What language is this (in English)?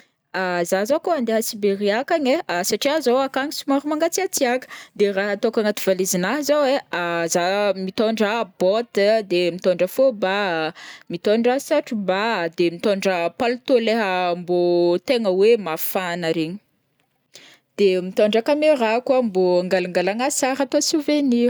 Northern Betsimisaraka Malagasy